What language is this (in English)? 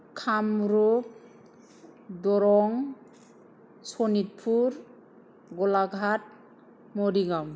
Bodo